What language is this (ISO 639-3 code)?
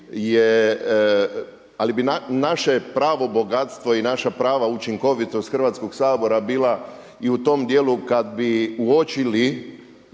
hrv